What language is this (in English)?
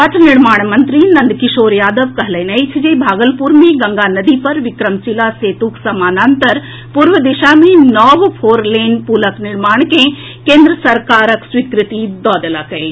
Maithili